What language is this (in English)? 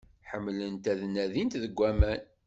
Kabyle